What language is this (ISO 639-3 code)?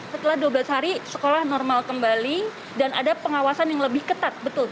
ind